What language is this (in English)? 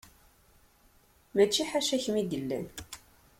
Kabyle